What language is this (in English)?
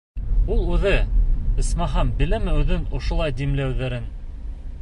Bashkir